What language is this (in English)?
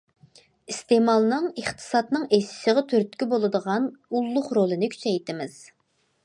Uyghur